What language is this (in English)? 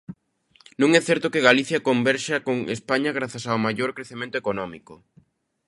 Galician